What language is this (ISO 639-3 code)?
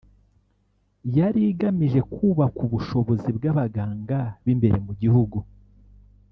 kin